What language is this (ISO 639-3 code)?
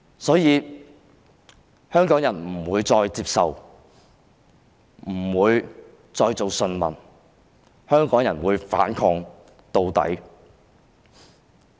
yue